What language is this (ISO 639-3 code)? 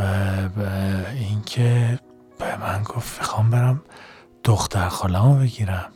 fas